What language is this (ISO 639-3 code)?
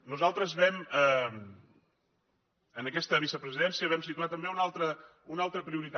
cat